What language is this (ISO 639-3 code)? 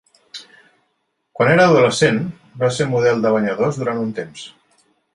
cat